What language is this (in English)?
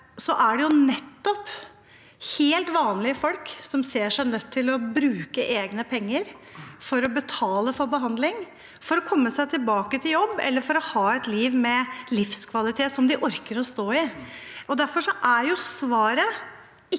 Norwegian